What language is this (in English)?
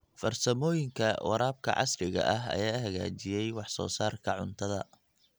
Somali